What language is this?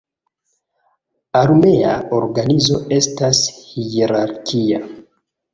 Esperanto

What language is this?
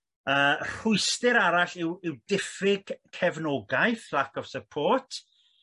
Welsh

